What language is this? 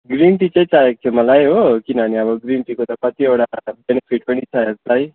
Nepali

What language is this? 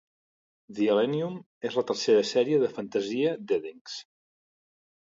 Catalan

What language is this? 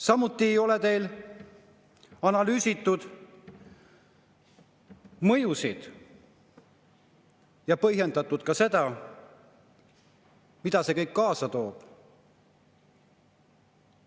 Estonian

